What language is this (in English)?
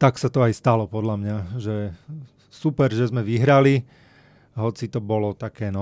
Slovak